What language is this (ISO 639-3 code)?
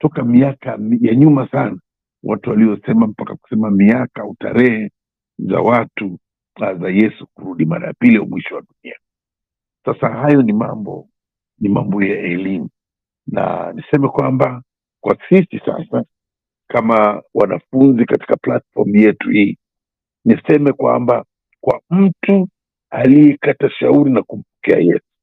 swa